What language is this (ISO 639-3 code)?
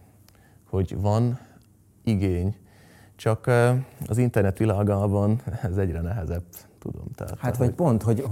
hun